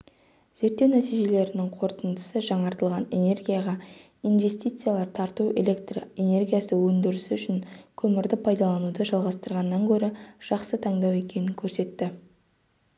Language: Kazakh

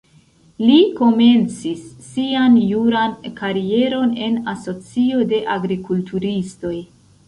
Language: Esperanto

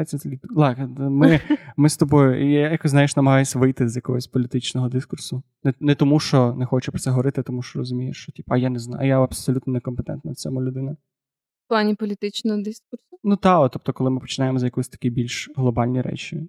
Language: Ukrainian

